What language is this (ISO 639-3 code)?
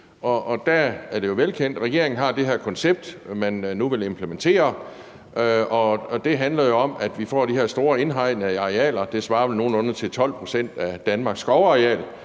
dan